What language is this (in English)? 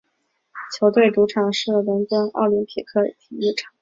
Chinese